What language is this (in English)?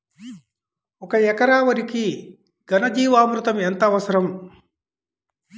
Telugu